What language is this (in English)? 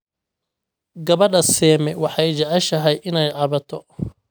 Somali